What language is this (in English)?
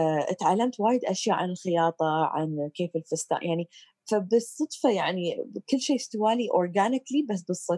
Arabic